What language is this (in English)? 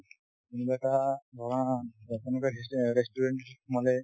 Assamese